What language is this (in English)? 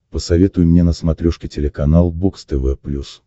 Russian